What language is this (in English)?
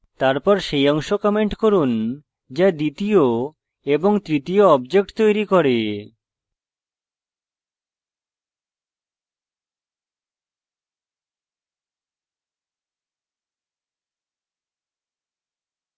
Bangla